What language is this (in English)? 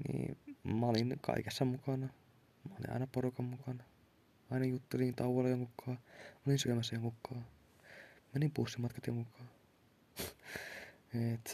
Finnish